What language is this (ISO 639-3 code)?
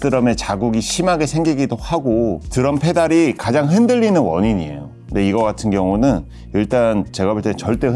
kor